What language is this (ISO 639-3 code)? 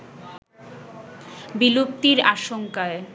ben